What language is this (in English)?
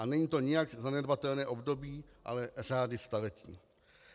Czech